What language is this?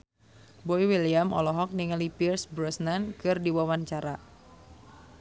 Sundanese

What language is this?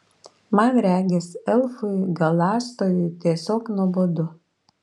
Lithuanian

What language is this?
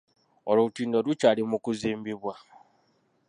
Ganda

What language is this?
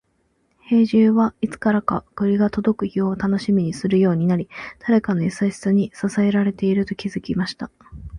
Japanese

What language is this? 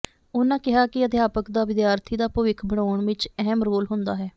Punjabi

